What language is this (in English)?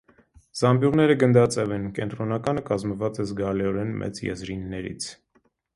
Armenian